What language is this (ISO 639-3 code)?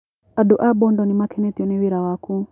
kik